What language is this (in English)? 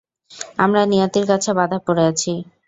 Bangla